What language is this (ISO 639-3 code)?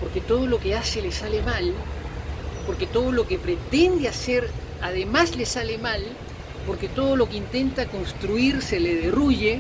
spa